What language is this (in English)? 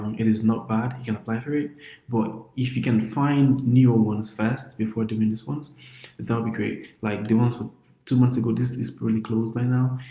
English